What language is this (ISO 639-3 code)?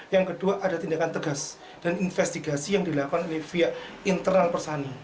ind